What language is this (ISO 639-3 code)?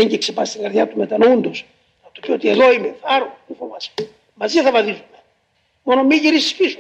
ell